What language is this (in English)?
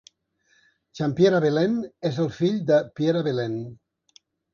Catalan